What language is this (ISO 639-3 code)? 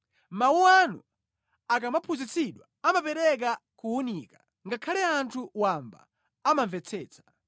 nya